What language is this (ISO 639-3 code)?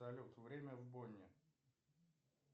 rus